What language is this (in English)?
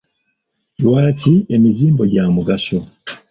Ganda